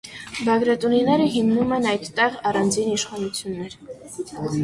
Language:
Armenian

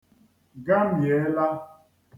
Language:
Igbo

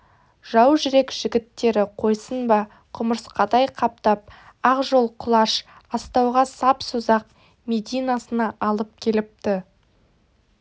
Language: Kazakh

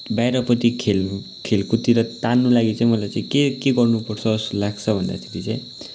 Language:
Nepali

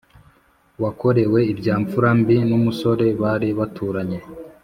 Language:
Kinyarwanda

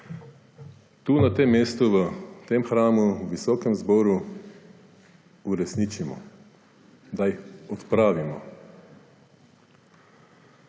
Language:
Slovenian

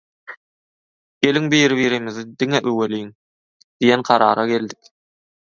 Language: Turkmen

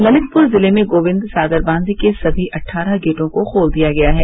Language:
Hindi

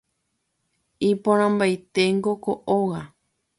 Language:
Guarani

